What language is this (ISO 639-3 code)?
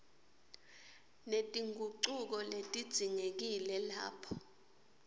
ssw